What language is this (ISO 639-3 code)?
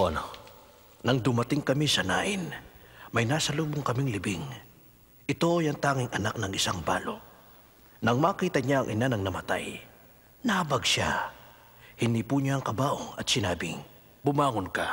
fil